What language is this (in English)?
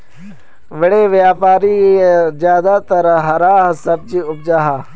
Magahi